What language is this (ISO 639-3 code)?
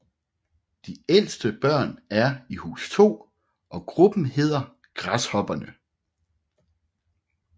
dan